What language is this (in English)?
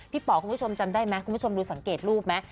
Thai